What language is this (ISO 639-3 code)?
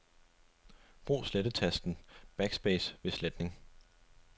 dan